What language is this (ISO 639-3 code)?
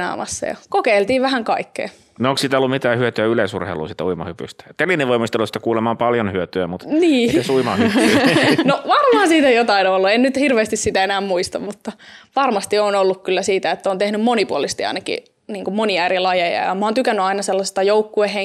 fin